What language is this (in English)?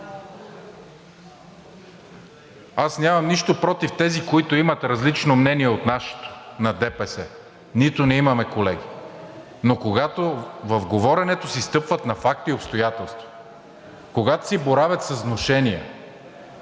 Bulgarian